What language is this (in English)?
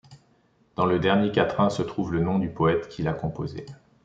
French